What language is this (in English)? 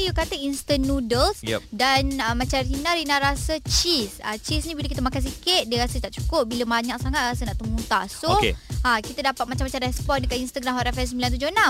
Malay